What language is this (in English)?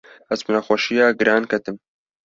Kurdish